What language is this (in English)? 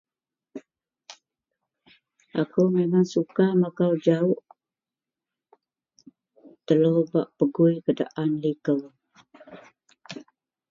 Central Melanau